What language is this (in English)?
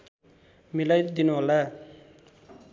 Nepali